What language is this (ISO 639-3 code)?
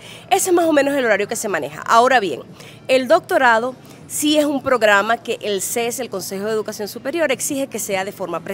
spa